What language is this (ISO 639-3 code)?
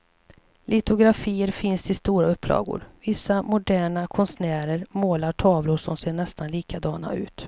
swe